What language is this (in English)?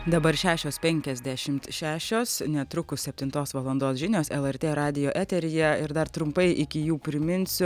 Lithuanian